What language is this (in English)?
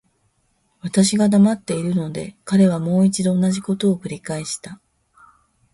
Japanese